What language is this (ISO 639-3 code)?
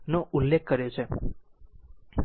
guj